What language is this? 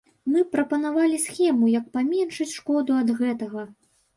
Belarusian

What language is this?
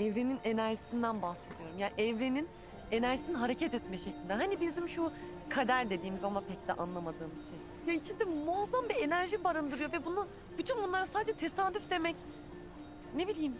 Turkish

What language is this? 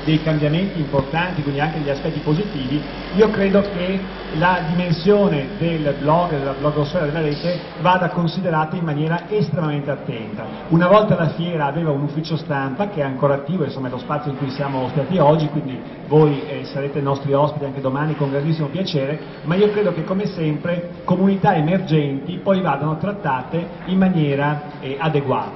Italian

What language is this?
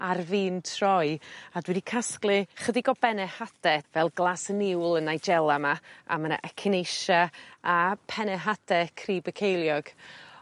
Welsh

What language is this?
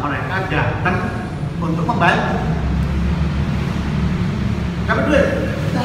Indonesian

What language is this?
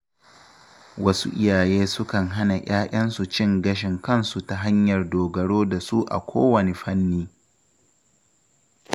Hausa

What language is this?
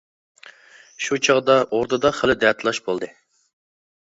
Uyghur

